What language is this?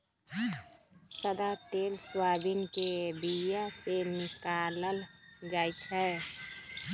Magahi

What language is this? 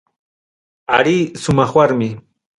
Ayacucho Quechua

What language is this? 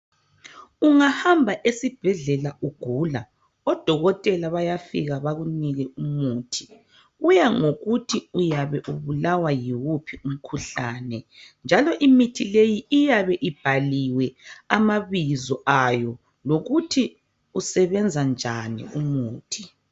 North Ndebele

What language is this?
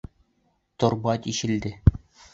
Bashkir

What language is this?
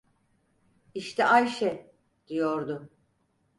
Turkish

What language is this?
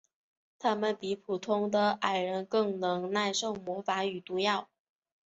Chinese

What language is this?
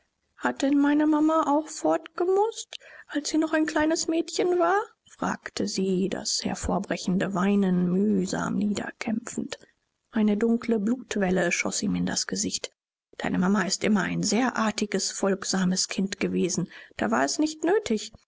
German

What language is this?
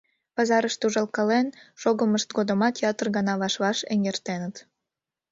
Mari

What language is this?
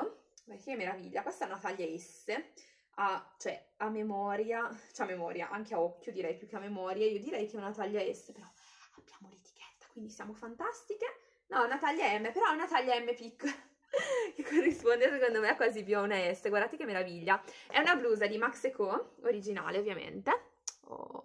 Italian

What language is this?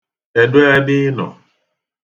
Igbo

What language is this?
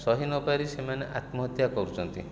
Odia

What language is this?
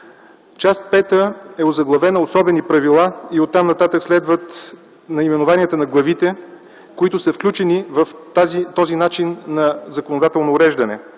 Bulgarian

